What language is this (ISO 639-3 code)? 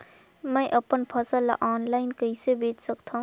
hne